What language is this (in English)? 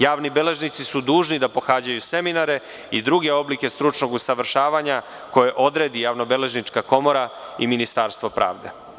Serbian